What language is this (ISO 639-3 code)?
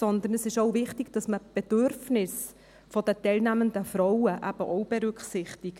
gsw